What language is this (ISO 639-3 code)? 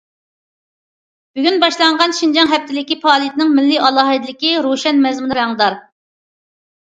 uig